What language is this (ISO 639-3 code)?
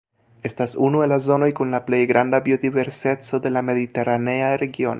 epo